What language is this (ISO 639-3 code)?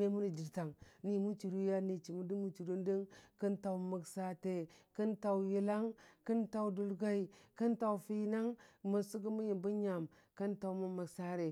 cfa